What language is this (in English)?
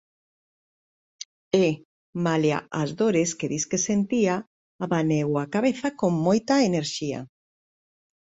Galician